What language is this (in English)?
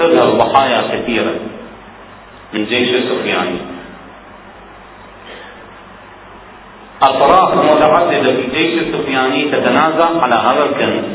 Arabic